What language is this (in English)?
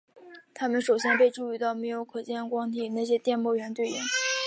Chinese